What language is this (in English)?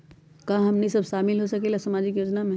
Magahi